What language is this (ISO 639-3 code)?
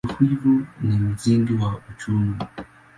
swa